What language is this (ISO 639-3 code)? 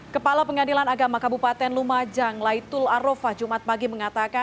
ind